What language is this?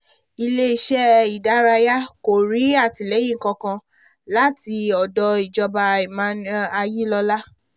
Yoruba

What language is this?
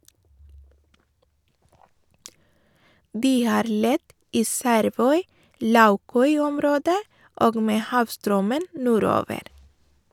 Norwegian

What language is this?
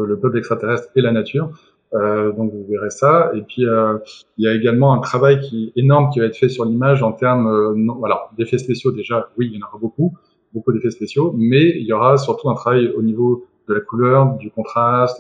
French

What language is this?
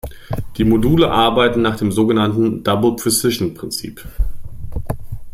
German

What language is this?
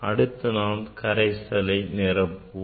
Tamil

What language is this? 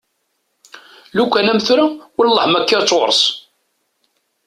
Kabyle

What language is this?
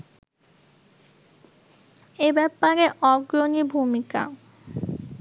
Bangla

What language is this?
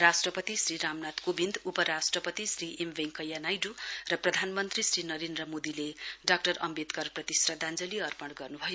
Nepali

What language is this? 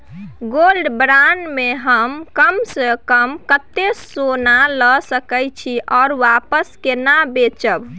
Maithili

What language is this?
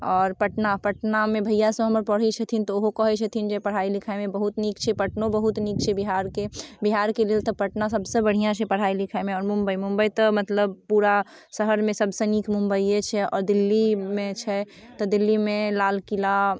Maithili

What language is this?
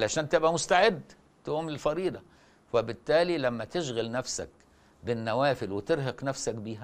Arabic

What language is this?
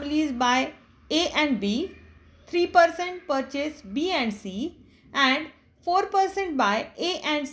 English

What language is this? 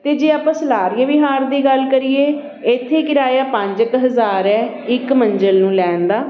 Punjabi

